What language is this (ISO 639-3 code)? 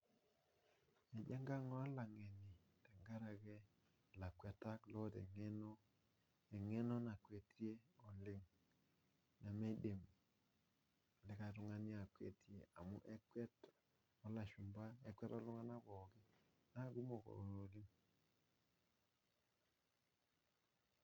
mas